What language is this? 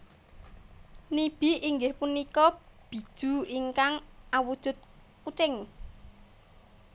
Javanese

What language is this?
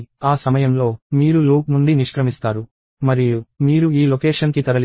Telugu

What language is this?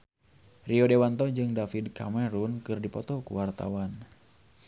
Sundanese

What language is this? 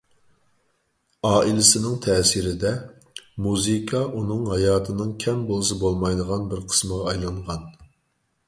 Uyghur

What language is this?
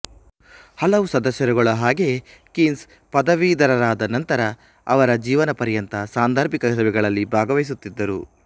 Kannada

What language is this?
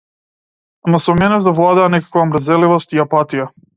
Macedonian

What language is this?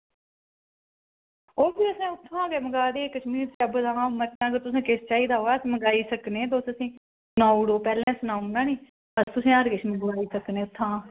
Dogri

